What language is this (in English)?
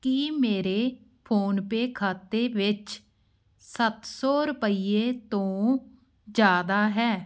Punjabi